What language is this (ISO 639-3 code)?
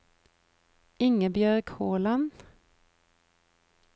nor